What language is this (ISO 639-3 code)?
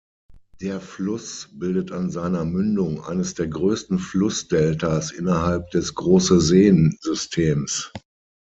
deu